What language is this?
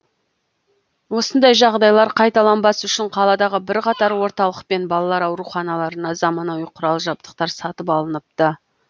Kazakh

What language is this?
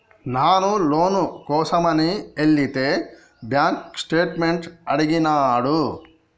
Telugu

